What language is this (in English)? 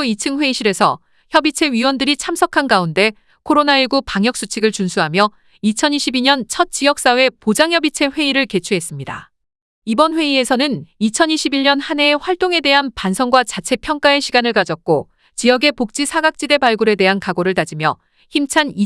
Korean